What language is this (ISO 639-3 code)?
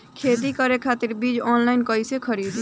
bho